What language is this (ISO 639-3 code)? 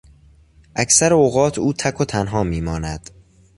fas